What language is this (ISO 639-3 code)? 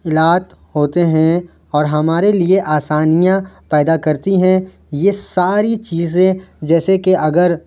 urd